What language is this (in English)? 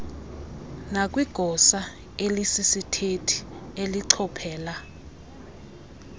Xhosa